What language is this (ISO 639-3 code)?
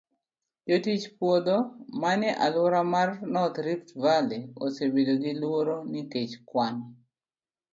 luo